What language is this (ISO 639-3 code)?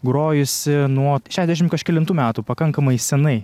lit